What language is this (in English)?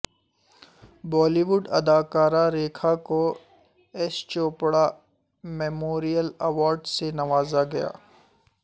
Urdu